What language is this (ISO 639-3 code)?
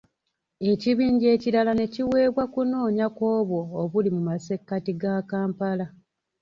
lug